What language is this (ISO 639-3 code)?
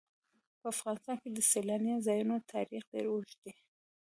pus